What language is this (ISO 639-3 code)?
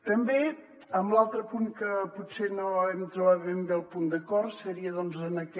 cat